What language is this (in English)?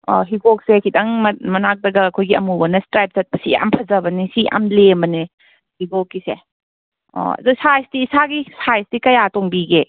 Manipuri